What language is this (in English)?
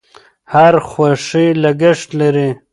Pashto